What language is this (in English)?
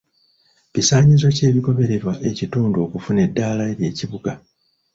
Ganda